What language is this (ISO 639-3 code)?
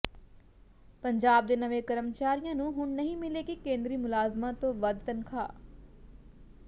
pan